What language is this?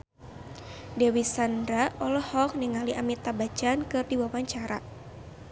Sundanese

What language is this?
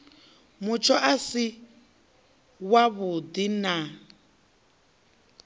Venda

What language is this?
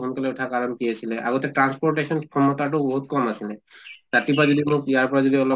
Assamese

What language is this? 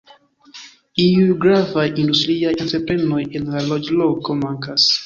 Esperanto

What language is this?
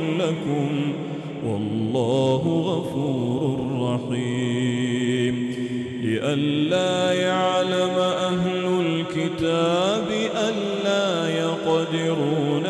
Arabic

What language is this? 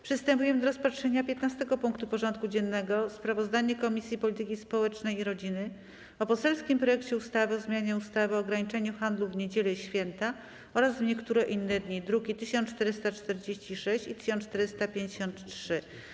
Polish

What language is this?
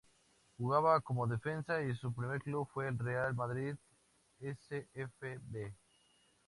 Spanish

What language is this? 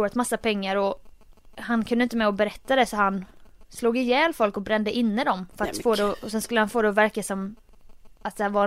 Swedish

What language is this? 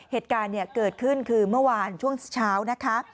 Thai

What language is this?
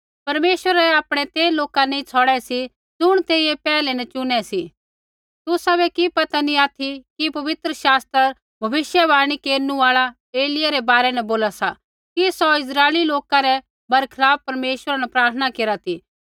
Kullu Pahari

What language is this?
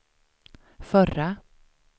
Swedish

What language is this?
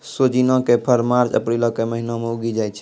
Maithili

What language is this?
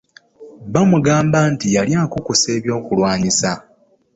Ganda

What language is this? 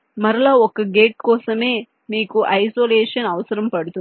Telugu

